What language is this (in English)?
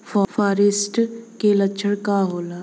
Bhojpuri